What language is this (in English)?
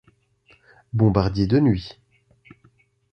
French